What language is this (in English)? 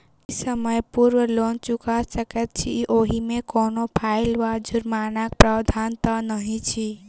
Maithili